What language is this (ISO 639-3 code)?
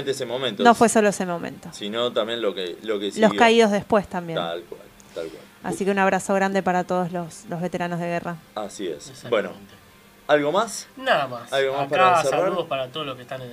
spa